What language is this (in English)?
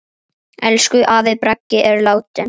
Icelandic